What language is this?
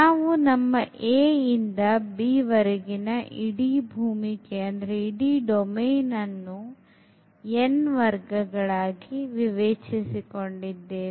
Kannada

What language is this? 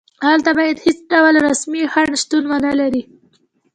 Pashto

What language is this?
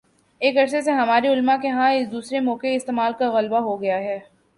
Urdu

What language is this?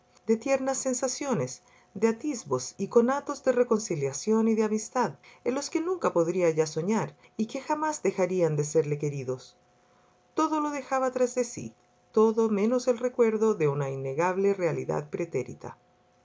Spanish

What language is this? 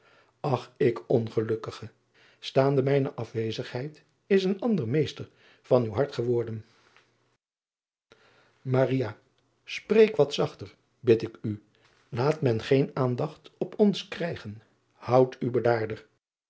Dutch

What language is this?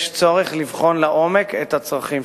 Hebrew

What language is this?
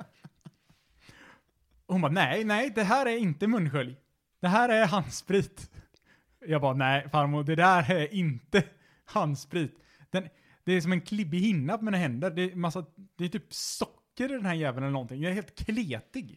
Swedish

